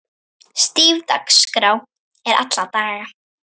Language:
Icelandic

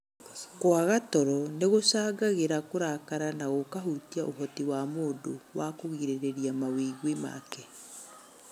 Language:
Kikuyu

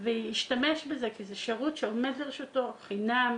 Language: Hebrew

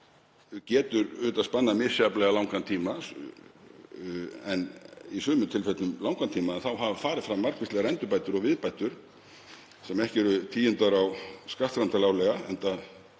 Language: Icelandic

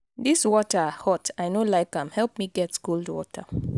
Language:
Nigerian Pidgin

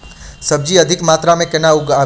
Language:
Maithili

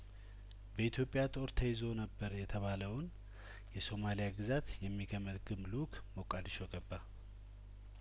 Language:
Amharic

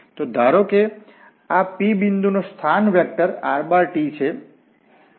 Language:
Gujarati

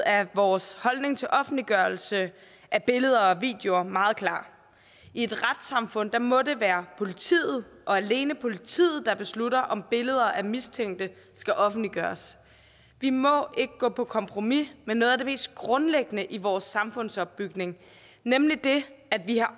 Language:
Danish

